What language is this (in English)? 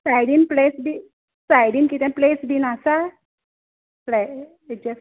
Konkani